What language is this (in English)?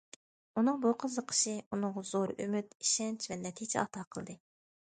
Uyghur